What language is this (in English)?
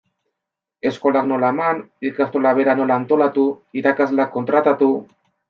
Basque